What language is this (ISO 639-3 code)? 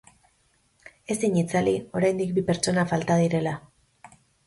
eus